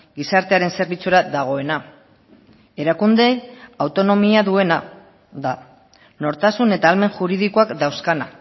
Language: Basque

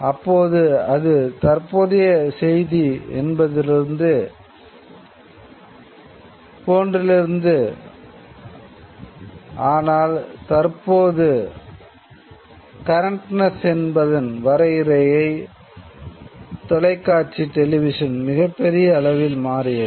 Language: Tamil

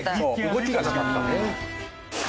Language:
Japanese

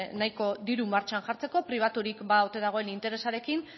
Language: Basque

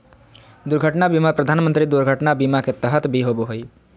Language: Magahi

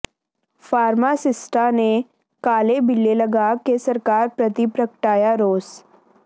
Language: Punjabi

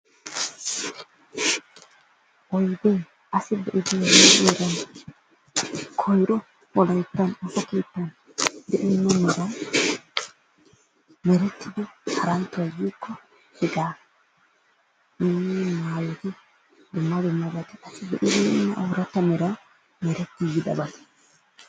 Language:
Wolaytta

